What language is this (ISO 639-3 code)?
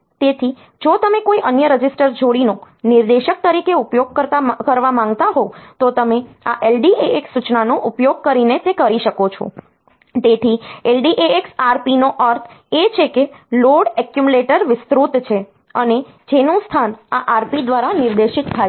guj